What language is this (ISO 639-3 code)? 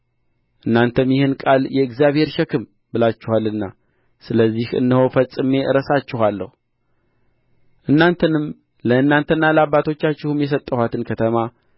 amh